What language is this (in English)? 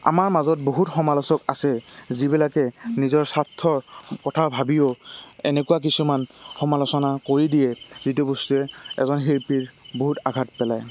Assamese